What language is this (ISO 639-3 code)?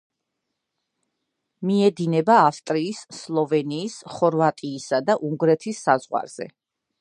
kat